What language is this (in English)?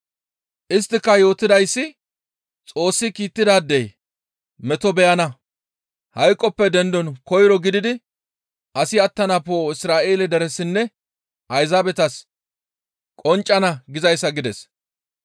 Gamo